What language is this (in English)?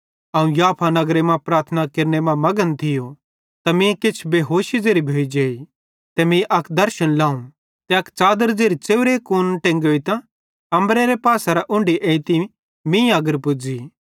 Bhadrawahi